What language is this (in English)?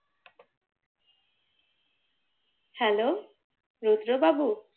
Bangla